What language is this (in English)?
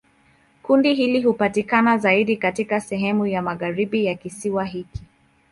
Swahili